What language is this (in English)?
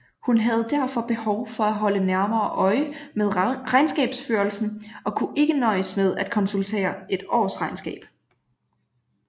Danish